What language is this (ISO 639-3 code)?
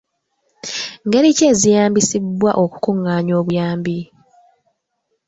lug